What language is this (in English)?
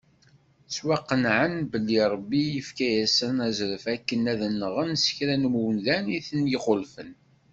Kabyle